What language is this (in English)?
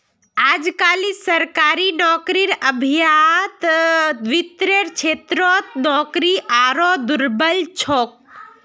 Magahi